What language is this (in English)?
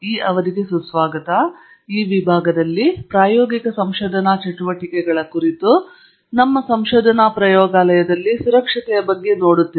Kannada